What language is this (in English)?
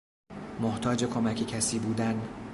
Persian